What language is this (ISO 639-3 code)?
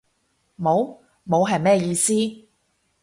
yue